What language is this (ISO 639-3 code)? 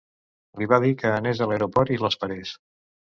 cat